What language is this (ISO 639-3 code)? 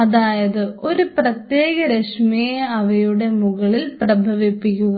mal